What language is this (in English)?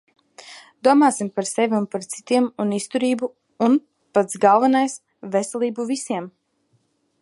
Latvian